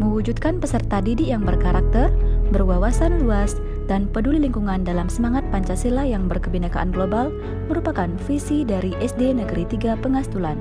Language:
Indonesian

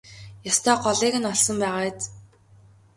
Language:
Mongolian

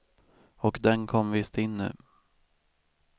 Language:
Swedish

